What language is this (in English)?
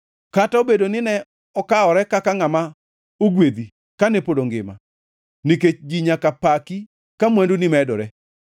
Luo (Kenya and Tanzania)